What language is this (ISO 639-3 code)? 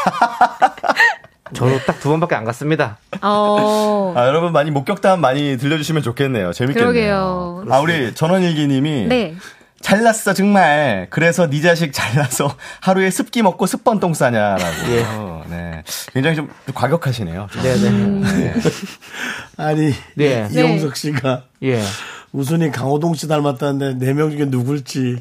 kor